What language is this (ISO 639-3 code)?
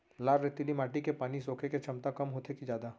hne